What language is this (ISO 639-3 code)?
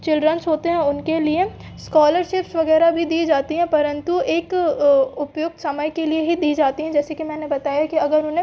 hin